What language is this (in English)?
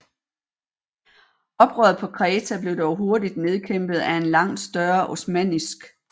Danish